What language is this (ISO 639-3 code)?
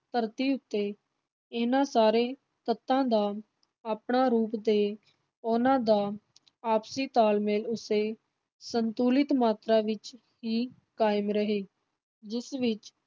pan